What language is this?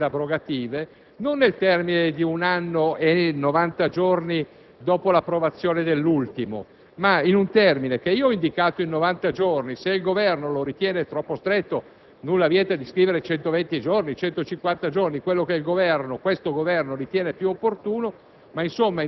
Italian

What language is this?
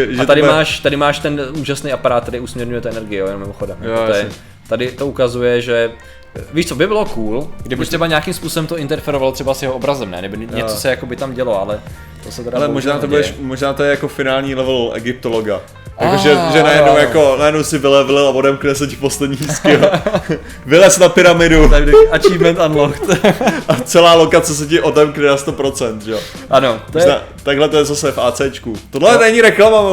Czech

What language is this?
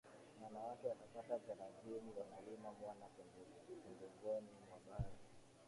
Swahili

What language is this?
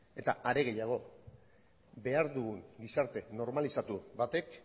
Basque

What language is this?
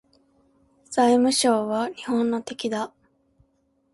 Japanese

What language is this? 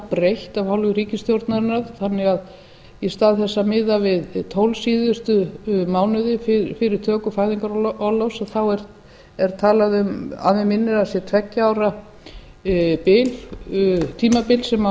Icelandic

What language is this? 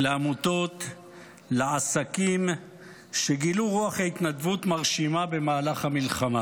Hebrew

